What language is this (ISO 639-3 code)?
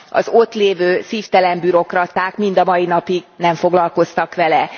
hun